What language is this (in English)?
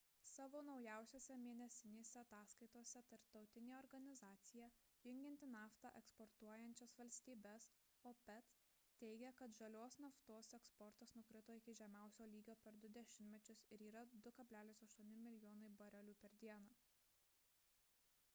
Lithuanian